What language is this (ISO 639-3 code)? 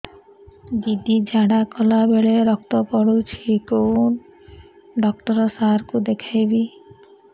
ori